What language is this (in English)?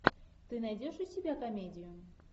Russian